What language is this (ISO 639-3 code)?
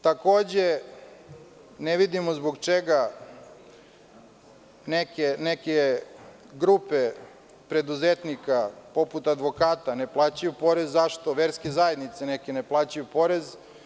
srp